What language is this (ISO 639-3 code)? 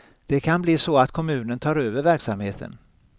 swe